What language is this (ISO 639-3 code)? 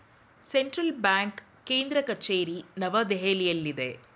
kan